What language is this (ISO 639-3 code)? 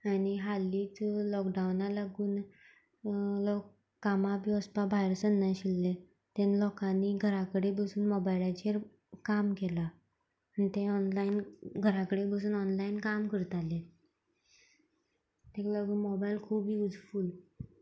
kok